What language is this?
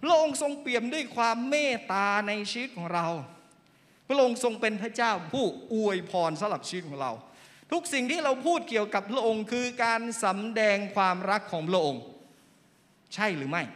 Thai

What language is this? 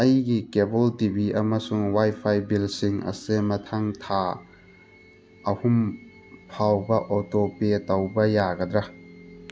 Manipuri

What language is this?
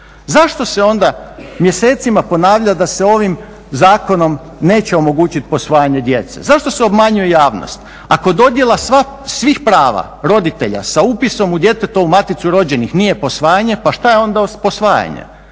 Croatian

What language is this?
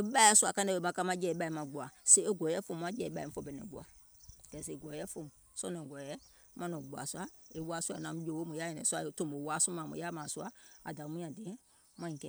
Gola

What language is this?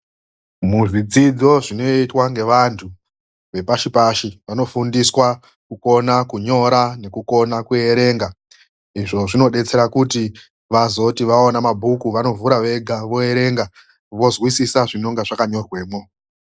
Ndau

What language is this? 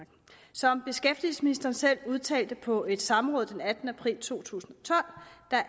Danish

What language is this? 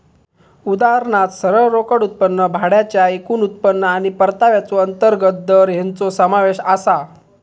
Marathi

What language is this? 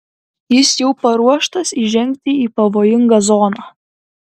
Lithuanian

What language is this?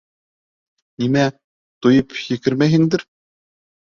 Bashkir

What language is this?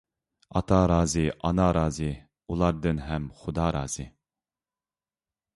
Uyghur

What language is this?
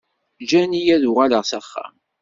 Kabyle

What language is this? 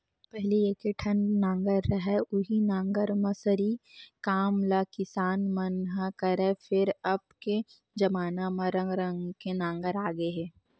Chhattisgarhi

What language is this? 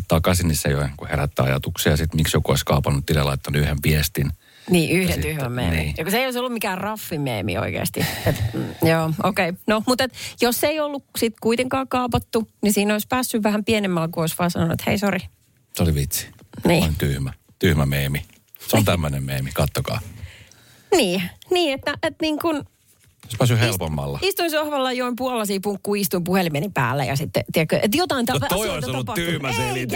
Finnish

